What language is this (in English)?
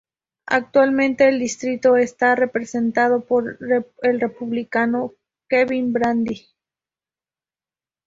Spanish